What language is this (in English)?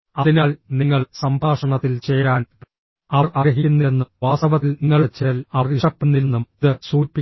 Malayalam